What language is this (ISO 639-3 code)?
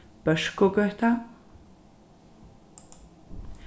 fao